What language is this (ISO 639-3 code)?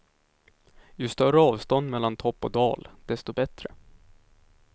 swe